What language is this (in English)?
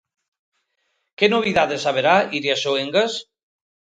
Galician